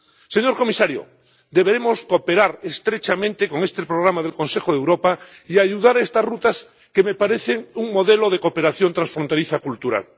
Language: Spanish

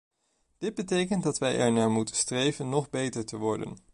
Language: Dutch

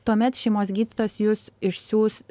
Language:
Lithuanian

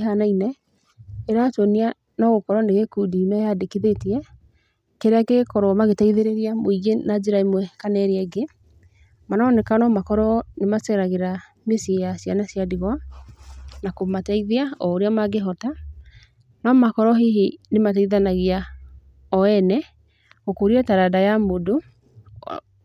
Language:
Kikuyu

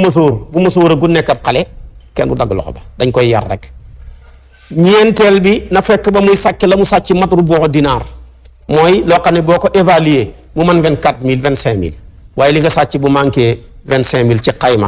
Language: Indonesian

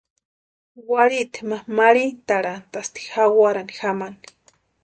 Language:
Western Highland Purepecha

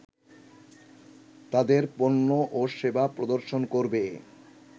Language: Bangla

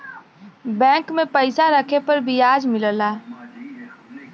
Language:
Bhojpuri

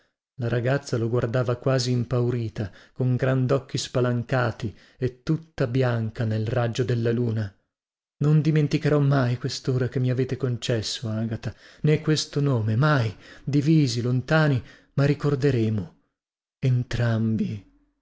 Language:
Italian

